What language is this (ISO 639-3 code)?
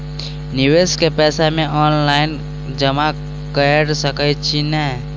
mai